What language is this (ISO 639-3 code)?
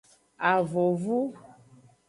ajg